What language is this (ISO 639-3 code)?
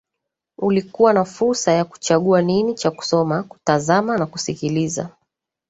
swa